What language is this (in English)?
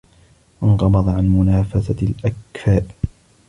Arabic